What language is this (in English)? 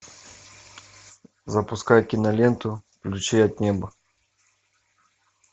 Russian